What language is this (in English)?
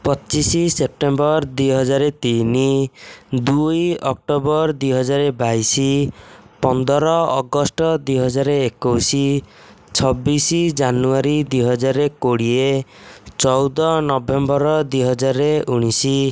Odia